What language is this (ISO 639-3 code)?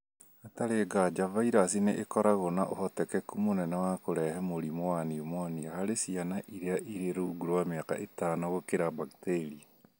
kik